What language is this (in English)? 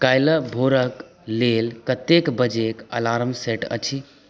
Maithili